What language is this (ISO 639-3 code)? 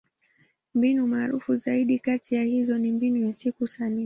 swa